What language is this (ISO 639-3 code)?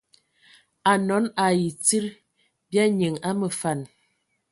ewo